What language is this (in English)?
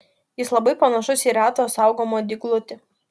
Lithuanian